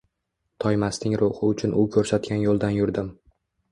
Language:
Uzbek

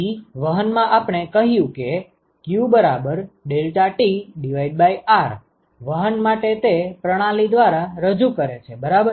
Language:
Gujarati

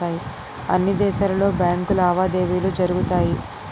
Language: Telugu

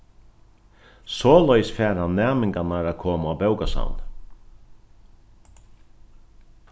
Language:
Faroese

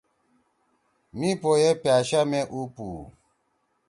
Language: Torwali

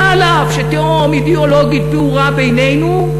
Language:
Hebrew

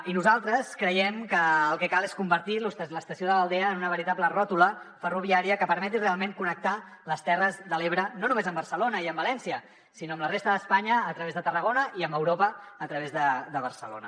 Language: Catalan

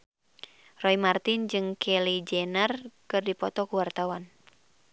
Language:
Sundanese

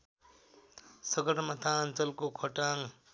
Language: Nepali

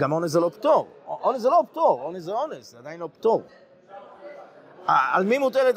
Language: Hebrew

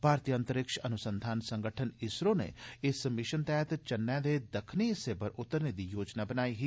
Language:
Dogri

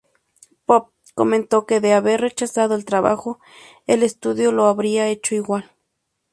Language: Spanish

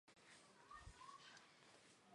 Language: Chinese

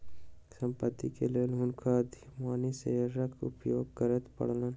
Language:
Maithili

